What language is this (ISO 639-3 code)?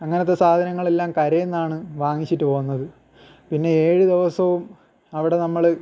mal